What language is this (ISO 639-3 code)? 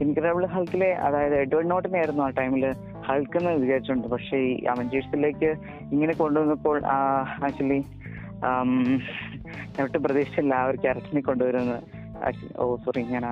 mal